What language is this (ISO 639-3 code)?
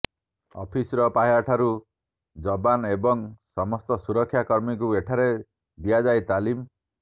ori